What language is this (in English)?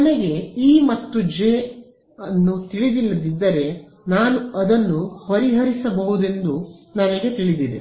Kannada